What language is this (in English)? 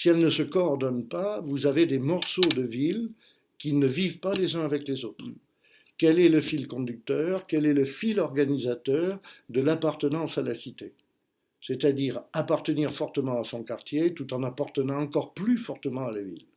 French